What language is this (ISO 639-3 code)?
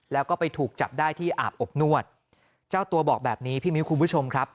tha